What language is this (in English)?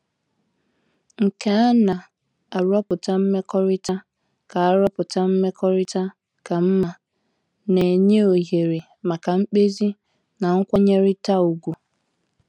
Igbo